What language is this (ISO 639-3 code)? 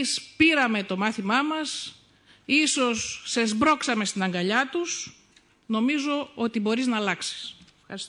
ell